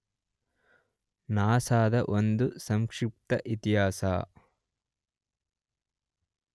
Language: Kannada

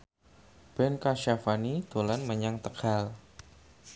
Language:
Javanese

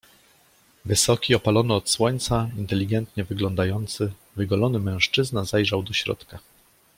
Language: Polish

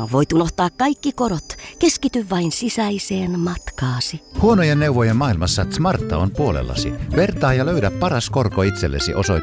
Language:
Finnish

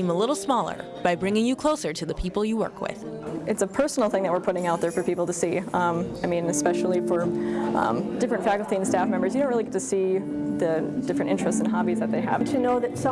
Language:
English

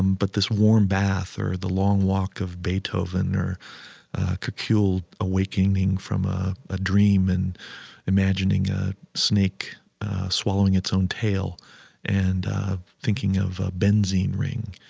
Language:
English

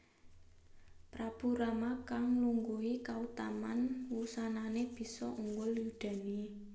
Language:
Javanese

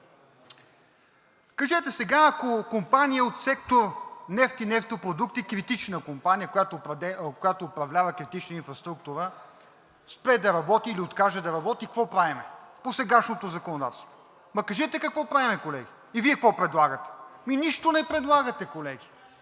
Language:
Bulgarian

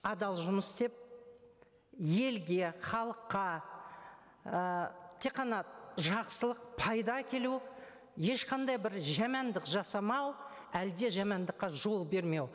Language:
Kazakh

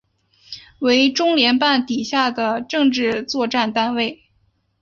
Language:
Chinese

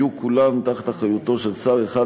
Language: Hebrew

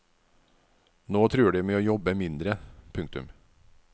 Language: Norwegian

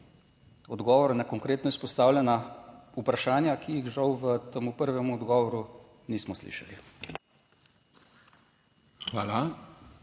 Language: Slovenian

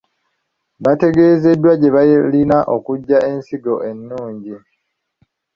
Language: Ganda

